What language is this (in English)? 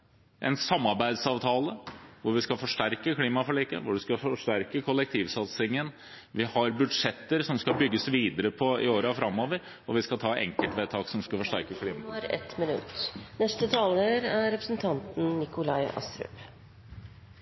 Norwegian